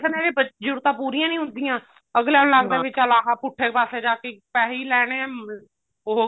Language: Punjabi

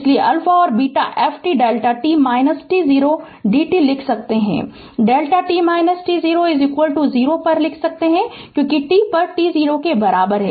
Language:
Hindi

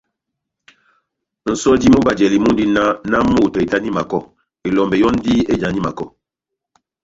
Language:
Batanga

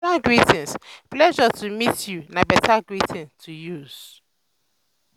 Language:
Nigerian Pidgin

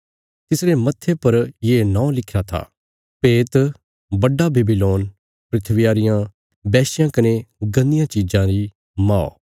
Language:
Bilaspuri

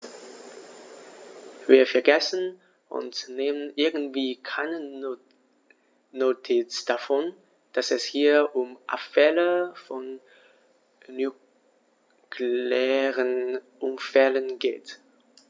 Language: German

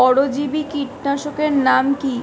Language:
Bangla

